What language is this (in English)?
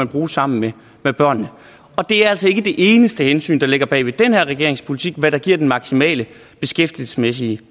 Danish